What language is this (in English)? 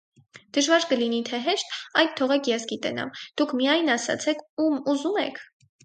Armenian